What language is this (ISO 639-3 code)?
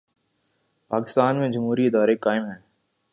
urd